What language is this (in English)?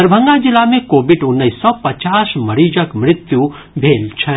Maithili